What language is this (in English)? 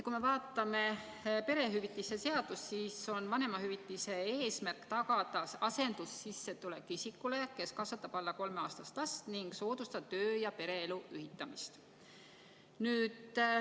Estonian